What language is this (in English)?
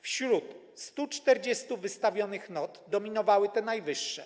Polish